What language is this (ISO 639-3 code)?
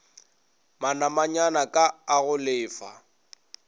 nso